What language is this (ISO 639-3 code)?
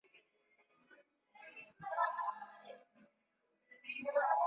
swa